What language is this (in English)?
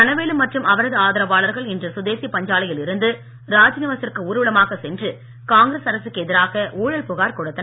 Tamil